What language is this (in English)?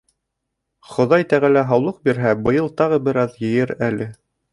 Bashkir